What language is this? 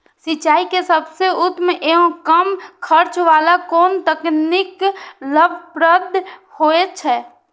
Maithili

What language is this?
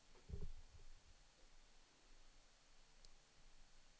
Swedish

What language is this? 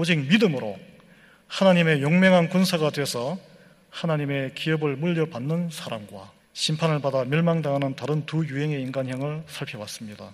Korean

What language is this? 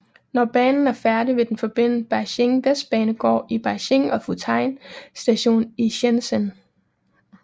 Danish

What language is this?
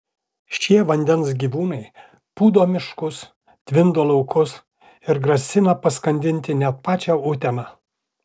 Lithuanian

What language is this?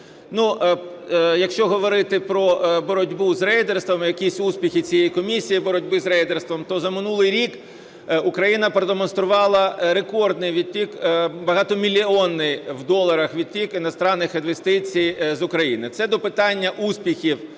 Ukrainian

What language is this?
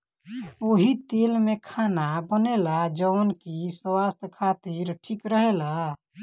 Bhojpuri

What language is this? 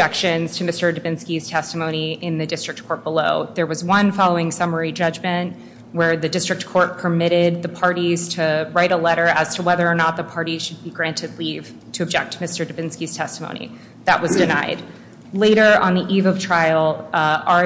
English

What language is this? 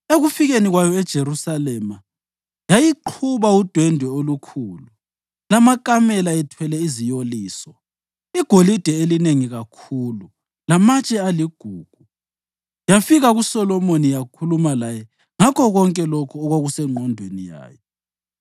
North Ndebele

